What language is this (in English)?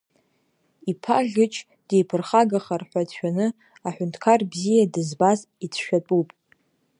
Abkhazian